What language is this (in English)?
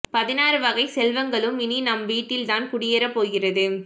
Tamil